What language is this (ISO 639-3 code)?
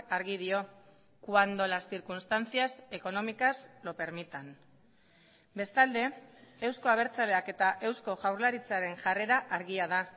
eus